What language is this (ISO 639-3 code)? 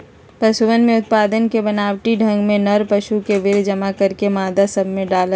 mag